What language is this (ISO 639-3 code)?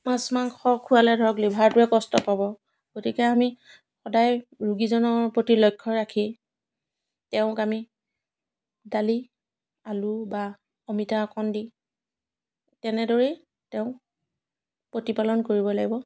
asm